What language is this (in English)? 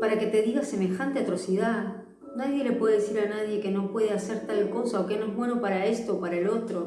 Spanish